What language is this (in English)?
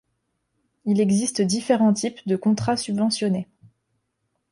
French